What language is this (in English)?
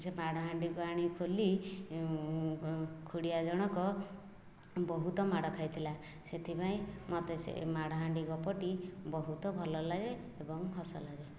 Odia